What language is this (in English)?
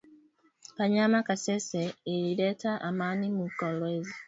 Swahili